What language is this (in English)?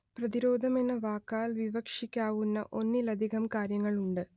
Malayalam